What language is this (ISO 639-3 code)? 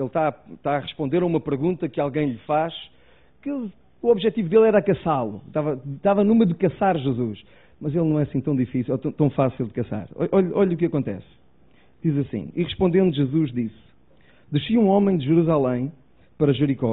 por